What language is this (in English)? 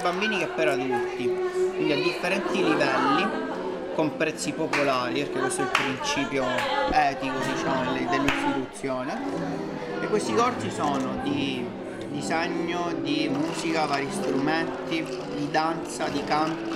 Italian